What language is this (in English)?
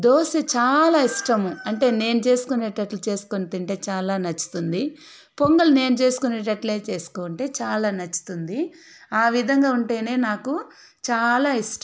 Telugu